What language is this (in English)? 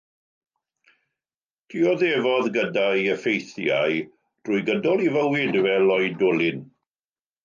Welsh